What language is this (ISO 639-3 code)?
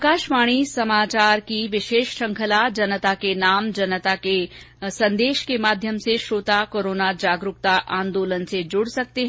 hin